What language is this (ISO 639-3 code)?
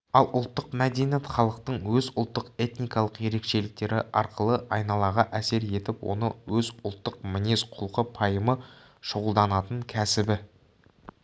kaz